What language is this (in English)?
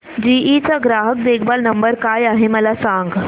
Marathi